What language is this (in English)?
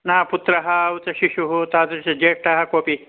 Sanskrit